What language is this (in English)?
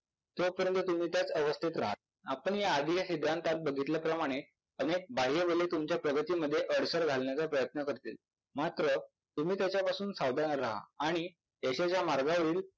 Marathi